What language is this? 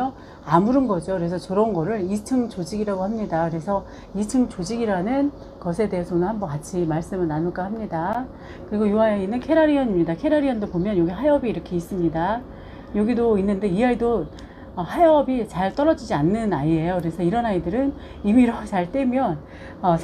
Korean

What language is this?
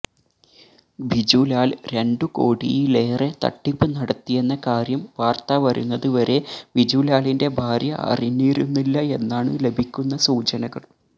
Malayalam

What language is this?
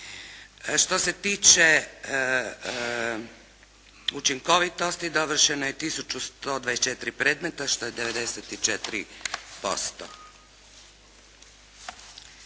Croatian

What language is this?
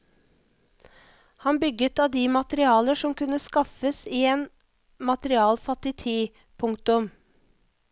Norwegian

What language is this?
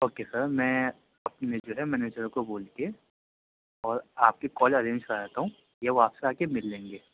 Urdu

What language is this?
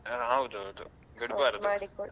Kannada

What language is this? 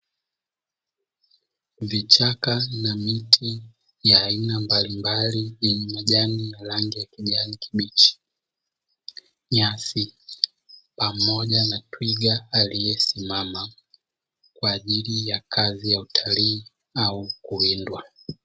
Swahili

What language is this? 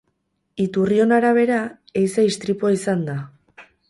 Basque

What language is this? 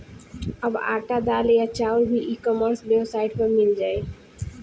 Bhojpuri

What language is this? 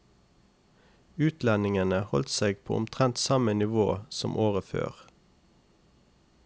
Norwegian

